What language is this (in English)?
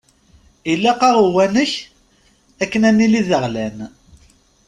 Kabyle